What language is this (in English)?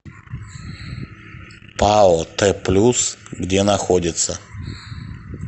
Russian